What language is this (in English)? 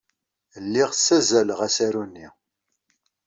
Kabyle